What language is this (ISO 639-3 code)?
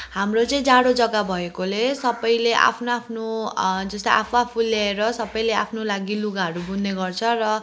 nep